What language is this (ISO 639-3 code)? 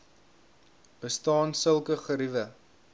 afr